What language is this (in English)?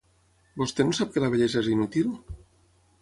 Catalan